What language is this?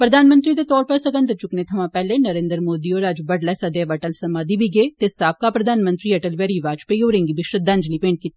Dogri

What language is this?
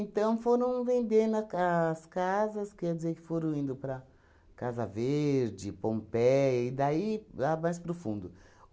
Portuguese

